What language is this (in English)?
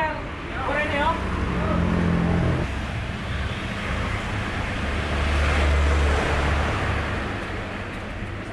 Indonesian